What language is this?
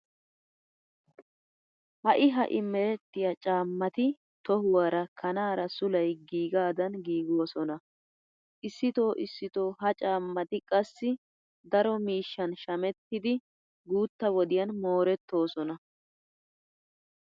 Wolaytta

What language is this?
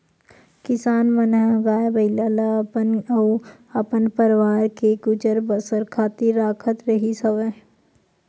Chhattisgarhi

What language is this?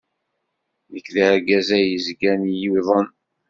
Kabyle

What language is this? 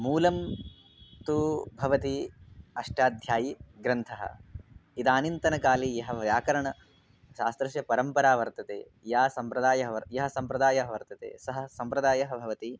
Sanskrit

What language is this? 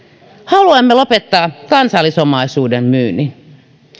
Finnish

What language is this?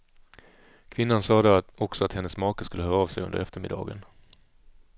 Swedish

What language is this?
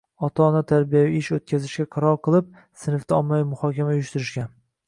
Uzbek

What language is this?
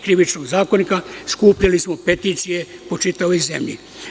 Serbian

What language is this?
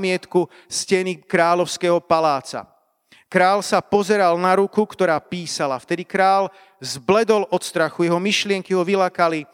Slovak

